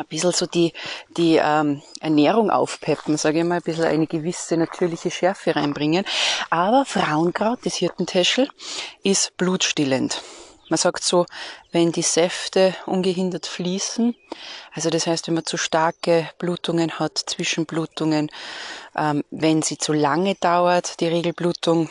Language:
German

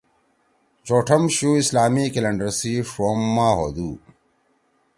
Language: Torwali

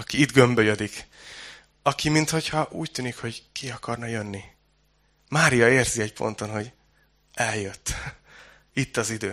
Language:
Hungarian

